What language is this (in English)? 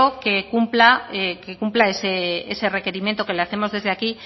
Spanish